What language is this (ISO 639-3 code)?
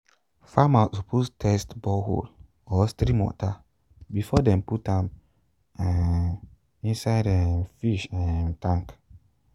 pcm